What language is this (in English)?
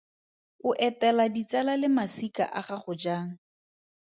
Tswana